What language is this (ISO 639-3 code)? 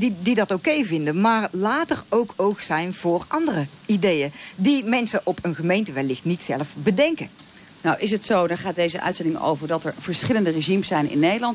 nld